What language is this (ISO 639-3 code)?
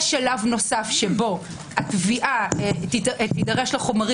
heb